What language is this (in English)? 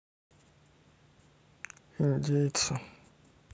Russian